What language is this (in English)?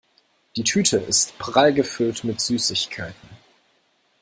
German